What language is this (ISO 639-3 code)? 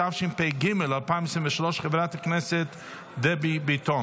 heb